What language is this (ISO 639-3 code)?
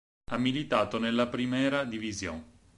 ita